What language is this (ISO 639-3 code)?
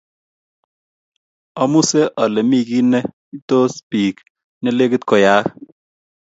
kln